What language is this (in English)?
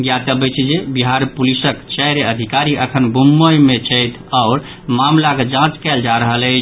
Maithili